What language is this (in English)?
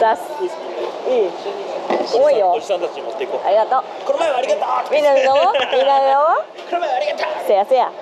Japanese